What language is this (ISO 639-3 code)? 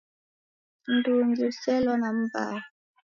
dav